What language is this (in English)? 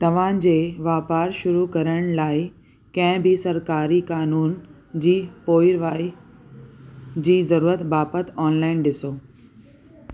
Sindhi